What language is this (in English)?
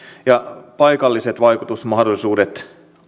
Finnish